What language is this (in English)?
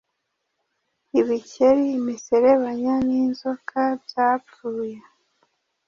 Kinyarwanda